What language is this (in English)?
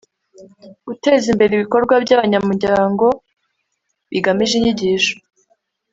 Kinyarwanda